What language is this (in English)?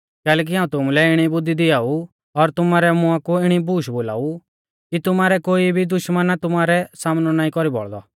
Mahasu Pahari